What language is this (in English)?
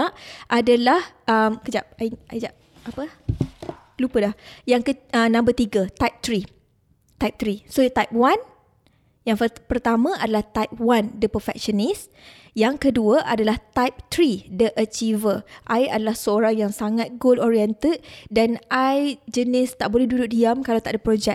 Malay